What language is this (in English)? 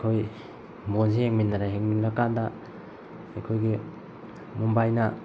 Manipuri